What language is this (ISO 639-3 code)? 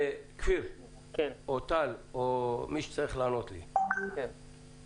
heb